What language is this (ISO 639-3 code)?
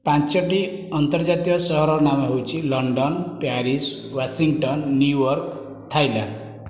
ori